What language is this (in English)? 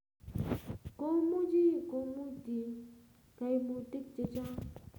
Kalenjin